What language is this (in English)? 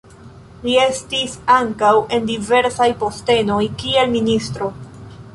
Esperanto